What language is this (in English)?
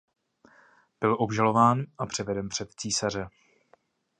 Czech